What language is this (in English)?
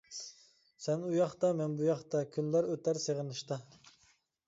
Uyghur